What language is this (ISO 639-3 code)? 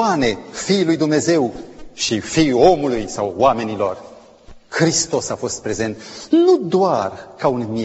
ron